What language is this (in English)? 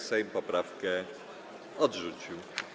Polish